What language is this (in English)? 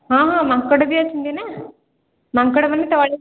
Odia